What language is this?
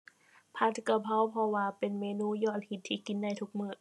Thai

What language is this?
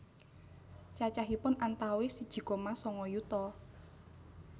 Javanese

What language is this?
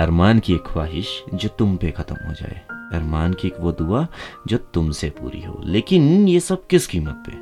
Hindi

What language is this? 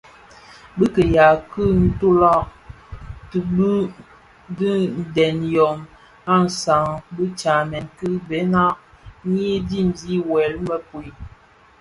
Bafia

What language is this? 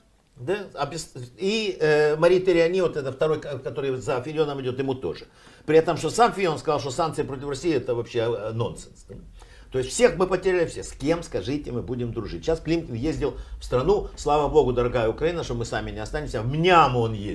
Russian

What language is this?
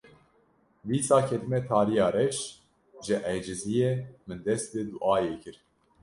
Kurdish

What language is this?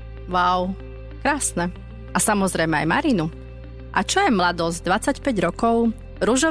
Slovak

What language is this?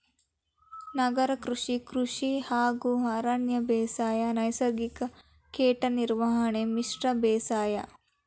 Kannada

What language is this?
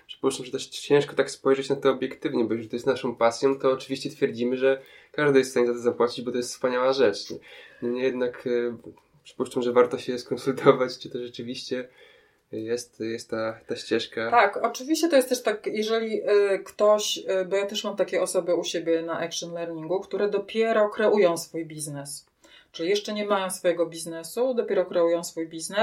Polish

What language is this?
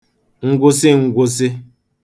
Igbo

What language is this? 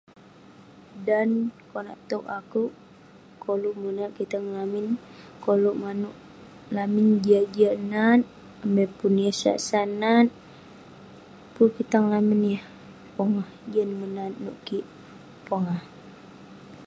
Western Penan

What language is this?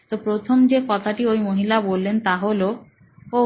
Bangla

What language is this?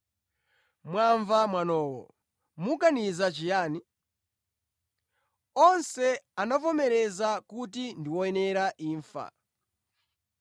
Nyanja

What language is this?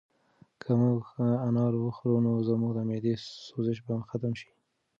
Pashto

